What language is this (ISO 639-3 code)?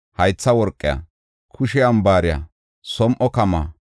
gof